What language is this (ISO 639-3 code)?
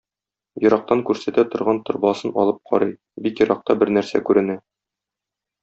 tat